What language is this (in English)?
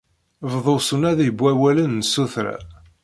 Kabyle